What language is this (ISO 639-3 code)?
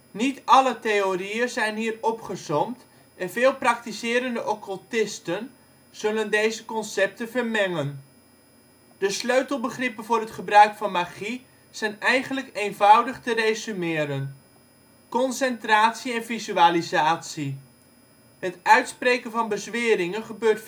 nld